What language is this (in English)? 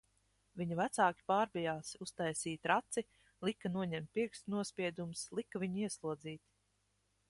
Latvian